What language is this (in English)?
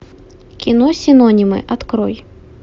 Russian